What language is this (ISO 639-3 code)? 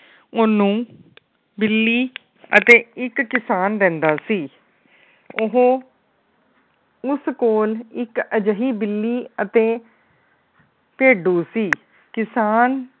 pan